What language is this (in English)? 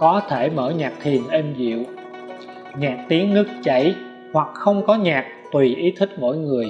Vietnamese